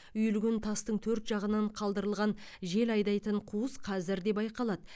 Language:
Kazakh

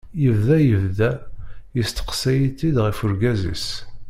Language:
Kabyle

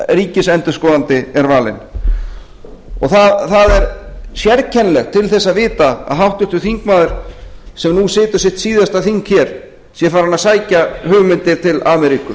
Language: Icelandic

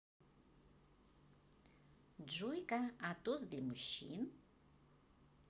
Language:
Russian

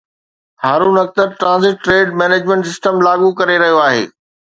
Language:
Sindhi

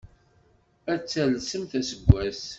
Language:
Kabyle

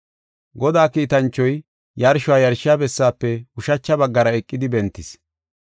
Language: Gofa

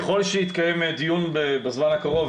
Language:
Hebrew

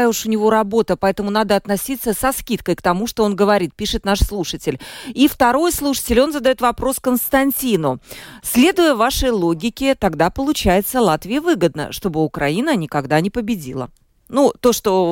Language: Russian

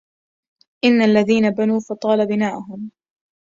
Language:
Arabic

